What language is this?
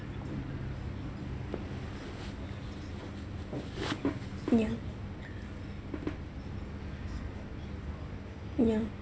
English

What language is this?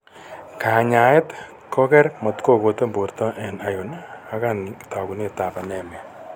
Kalenjin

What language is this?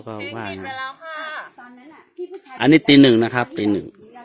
Thai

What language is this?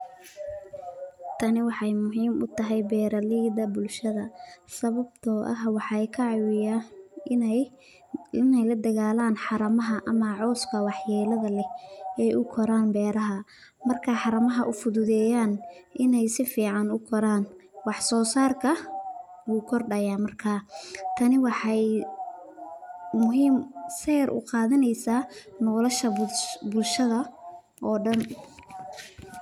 Somali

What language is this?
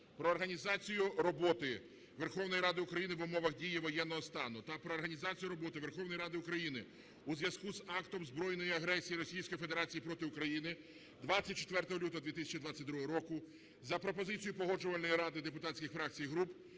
Ukrainian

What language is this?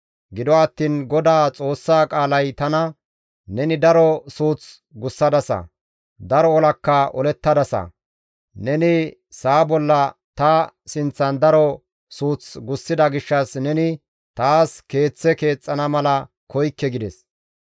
Gamo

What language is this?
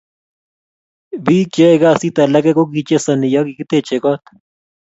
Kalenjin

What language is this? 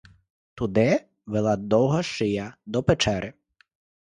Ukrainian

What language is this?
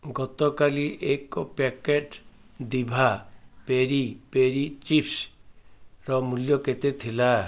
Odia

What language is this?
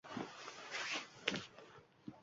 Uzbek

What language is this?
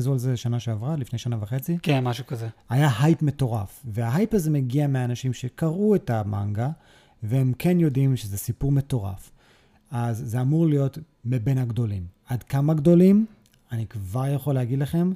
Hebrew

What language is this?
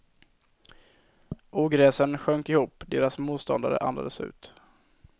Swedish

